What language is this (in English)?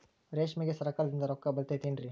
Kannada